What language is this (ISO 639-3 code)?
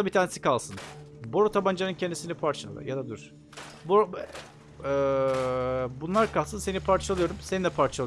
tur